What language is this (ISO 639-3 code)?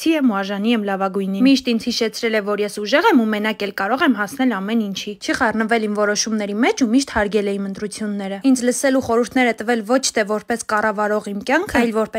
ron